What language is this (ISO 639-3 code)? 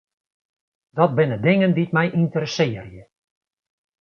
fry